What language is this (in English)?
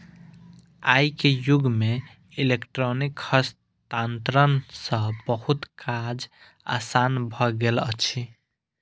Maithili